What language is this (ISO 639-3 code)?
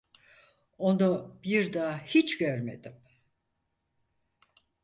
tur